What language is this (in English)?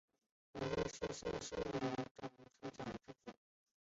Chinese